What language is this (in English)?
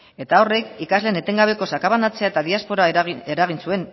Basque